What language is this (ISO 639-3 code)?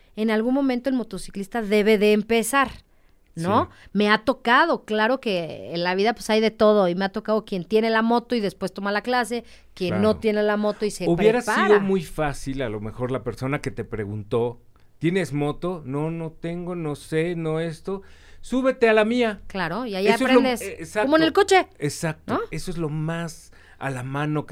spa